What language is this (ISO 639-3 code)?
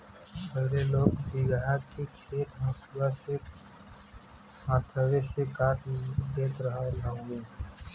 bho